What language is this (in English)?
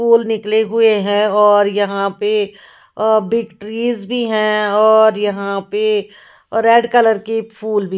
Hindi